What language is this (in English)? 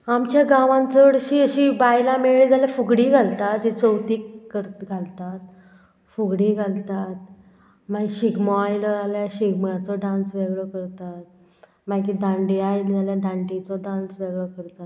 Konkani